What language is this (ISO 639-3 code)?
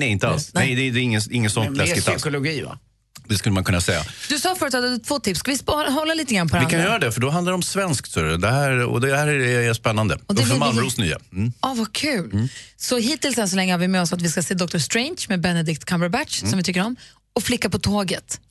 swe